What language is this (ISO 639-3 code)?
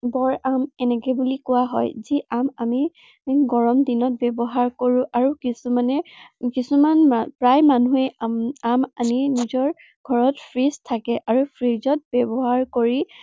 asm